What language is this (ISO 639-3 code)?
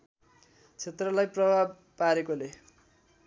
nep